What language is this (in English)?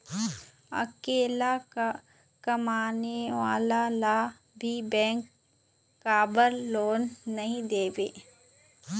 Chhattisgarhi